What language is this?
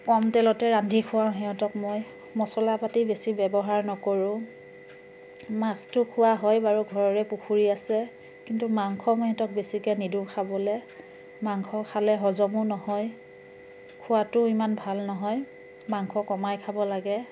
Assamese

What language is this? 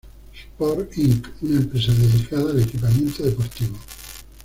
Spanish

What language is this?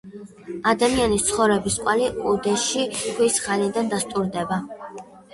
Georgian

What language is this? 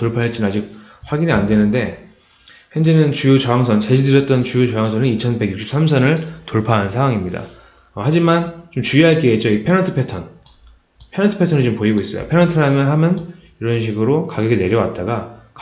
Korean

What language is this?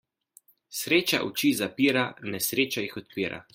Slovenian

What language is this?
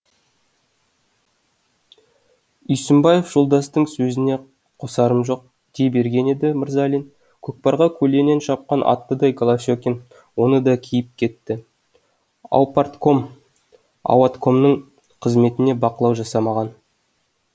Kazakh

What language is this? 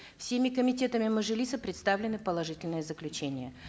Kazakh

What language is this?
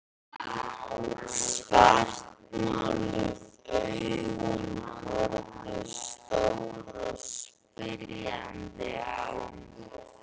Icelandic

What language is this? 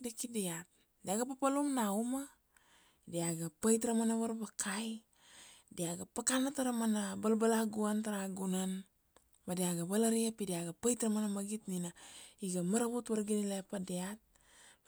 Kuanua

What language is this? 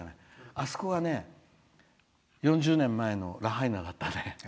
Japanese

